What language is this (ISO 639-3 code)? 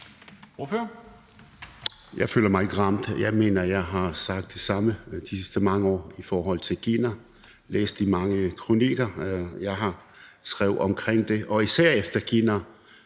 dan